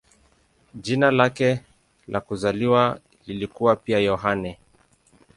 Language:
Swahili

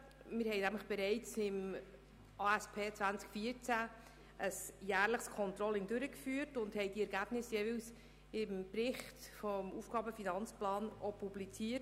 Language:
Swiss German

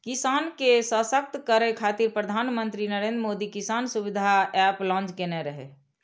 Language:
Maithili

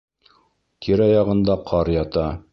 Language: Bashkir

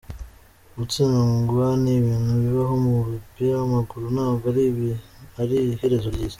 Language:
Kinyarwanda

